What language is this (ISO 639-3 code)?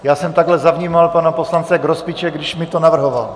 ces